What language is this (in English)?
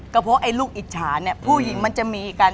Thai